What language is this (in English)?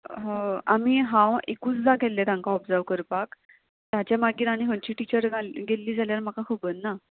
Konkani